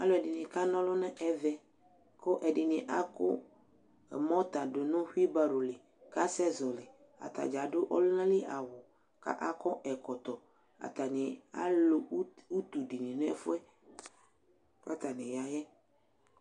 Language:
Ikposo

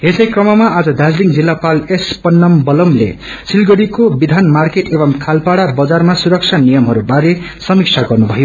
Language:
Nepali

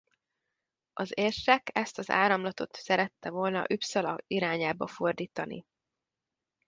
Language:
Hungarian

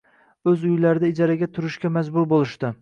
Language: Uzbek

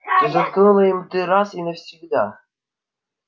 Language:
Russian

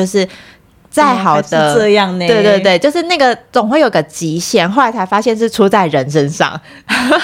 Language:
Chinese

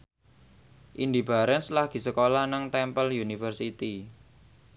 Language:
Javanese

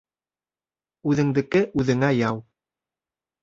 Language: Bashkir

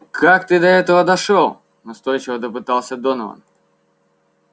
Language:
Russian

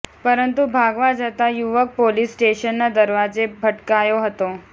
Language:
Gujarati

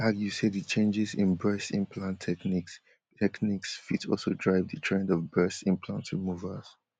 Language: Nigerian Pidgin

